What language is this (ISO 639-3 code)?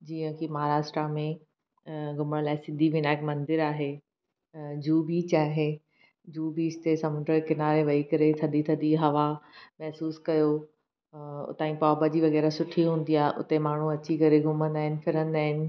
snd